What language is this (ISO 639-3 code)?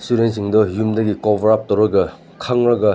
mni